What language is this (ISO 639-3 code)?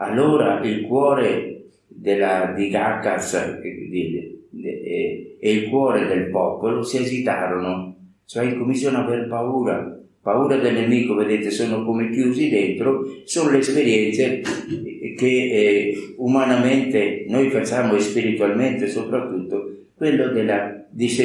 ita